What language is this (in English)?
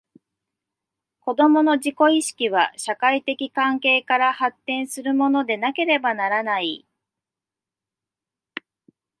Japanese